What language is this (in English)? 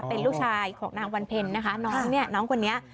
Thai